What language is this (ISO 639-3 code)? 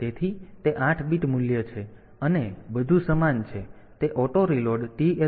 guj